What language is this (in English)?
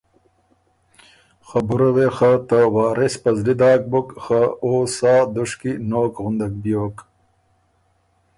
Ormuri